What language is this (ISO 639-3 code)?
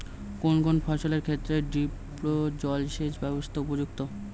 ben